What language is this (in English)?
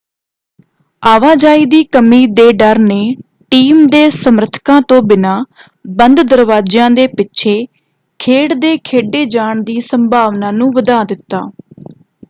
Punjabi